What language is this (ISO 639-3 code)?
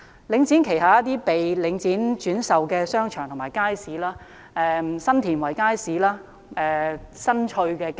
yue